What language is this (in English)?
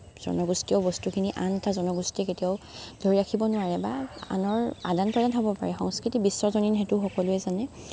Assamese